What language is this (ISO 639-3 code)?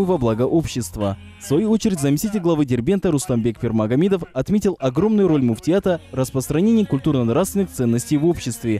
rus